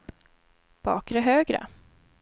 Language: Swedish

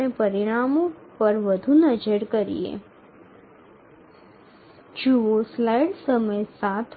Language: Bangla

